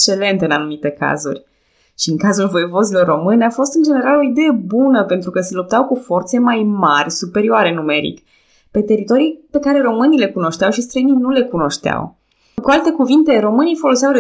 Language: Romanian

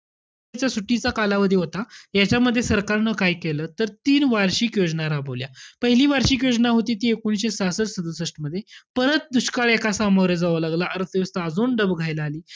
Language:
Marathi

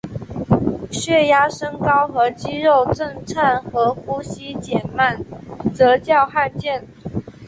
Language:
Chinese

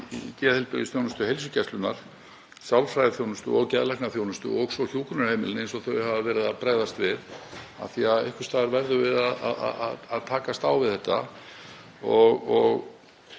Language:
Icelandic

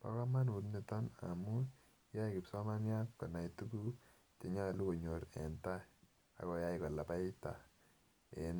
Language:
Kalenjin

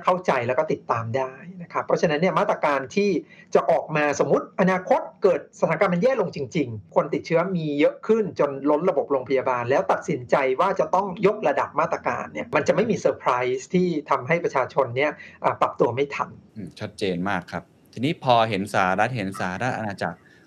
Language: Thai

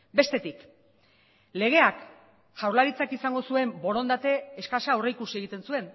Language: Basque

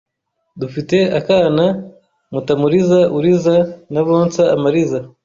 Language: Kinyarwanda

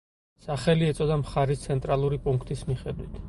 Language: Georgian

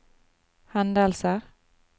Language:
Norwegian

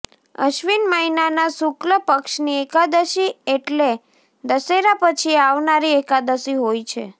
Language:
Gujarati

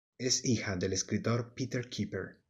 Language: Spanish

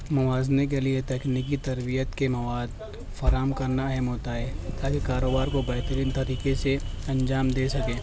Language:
Urdu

